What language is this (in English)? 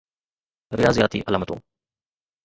Sindhi